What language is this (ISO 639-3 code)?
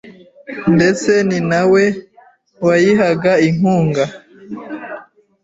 kin